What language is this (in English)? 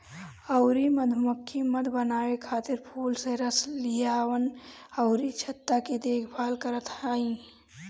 Bhojpuri